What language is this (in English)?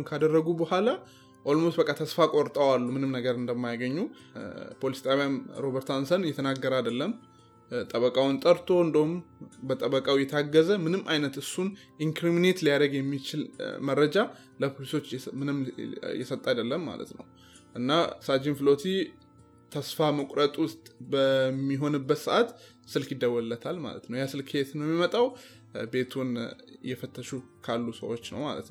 Amharic